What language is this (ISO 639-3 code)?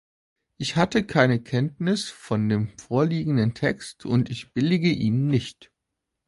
deu